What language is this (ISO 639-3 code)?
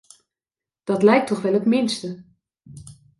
nld